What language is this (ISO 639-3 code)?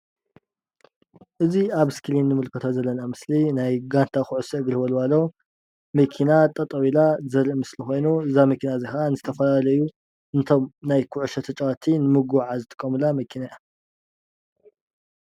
tir